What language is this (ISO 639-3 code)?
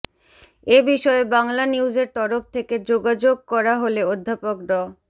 ben